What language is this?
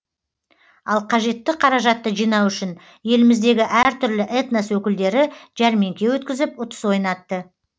Kazakh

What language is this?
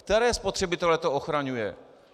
Czech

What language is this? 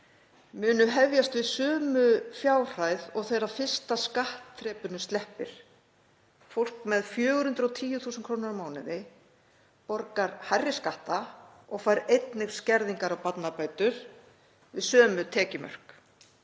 Icelandic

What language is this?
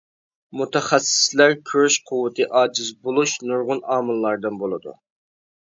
Uyghur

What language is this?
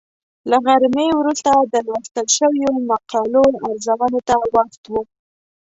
Pashto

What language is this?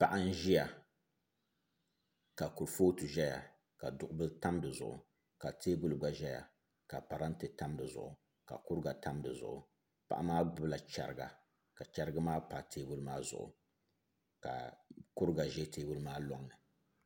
Dagbani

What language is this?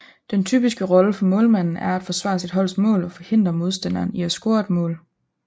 Danish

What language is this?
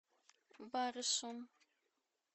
Russian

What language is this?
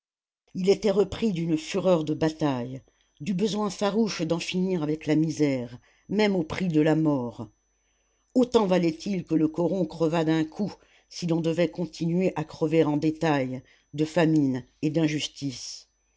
French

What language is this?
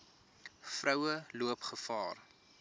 Afrikaans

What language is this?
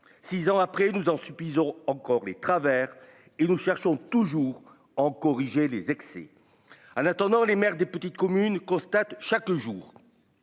French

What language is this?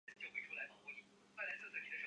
Chinese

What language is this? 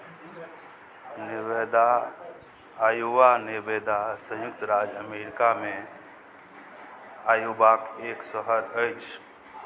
Maithili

